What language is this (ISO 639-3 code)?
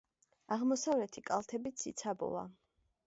kat